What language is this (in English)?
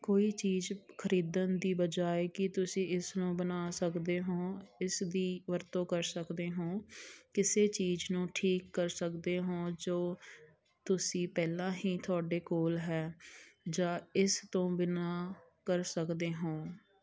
Punjabi